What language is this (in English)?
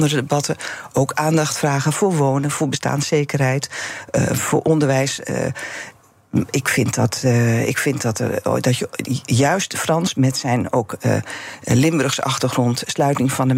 Dutch